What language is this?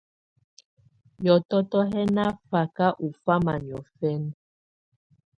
Tunen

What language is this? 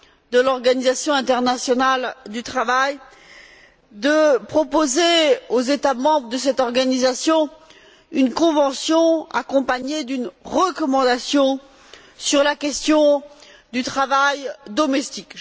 French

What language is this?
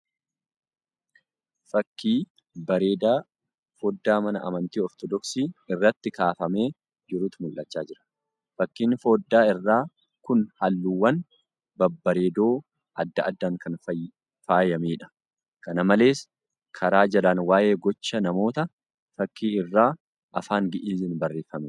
Oromo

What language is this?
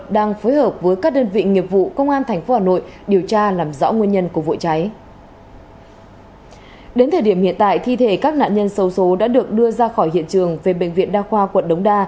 Vietnamese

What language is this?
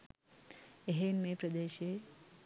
Sinhala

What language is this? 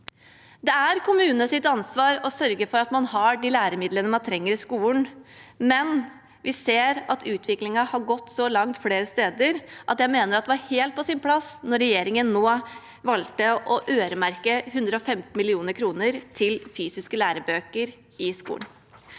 Norwegian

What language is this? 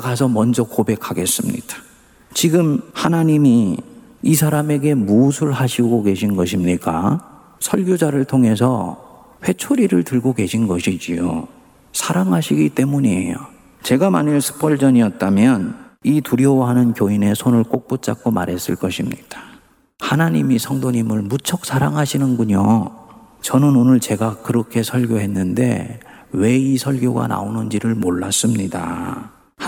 Korean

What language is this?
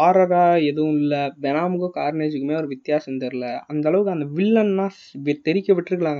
Tamil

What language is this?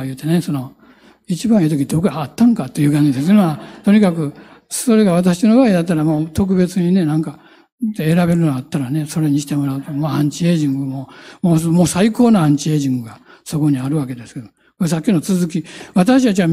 Japanese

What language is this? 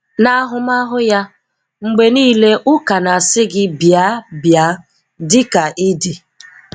Igbo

